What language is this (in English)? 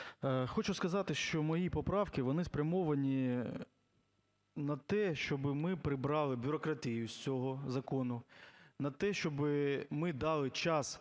Ukrainian